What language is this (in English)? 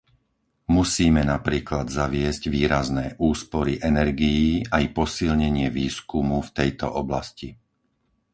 Slovak